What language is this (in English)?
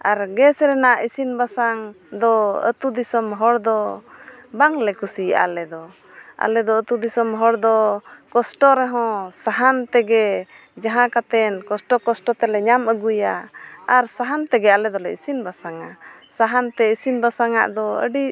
Santali